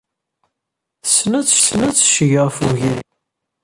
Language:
Kabyle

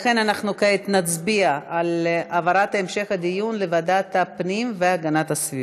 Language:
Hebrew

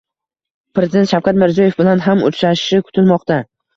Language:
Uzbek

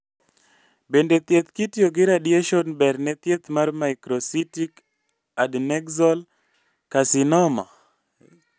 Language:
Luo (Kenya and Tanzania)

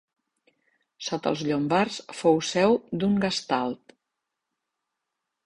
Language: Catalan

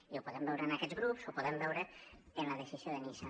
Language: Catalan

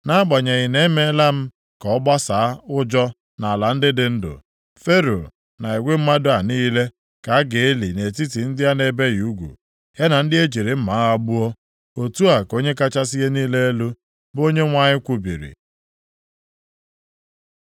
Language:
Igbo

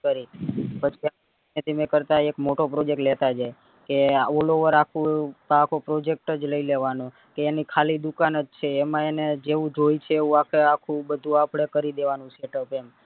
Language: Gujarati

